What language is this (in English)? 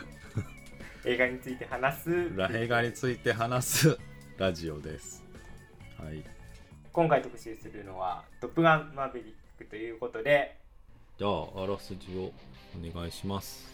Japanese